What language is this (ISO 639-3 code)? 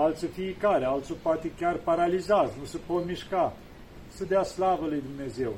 ron